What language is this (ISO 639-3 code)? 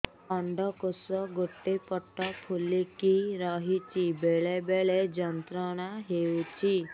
ori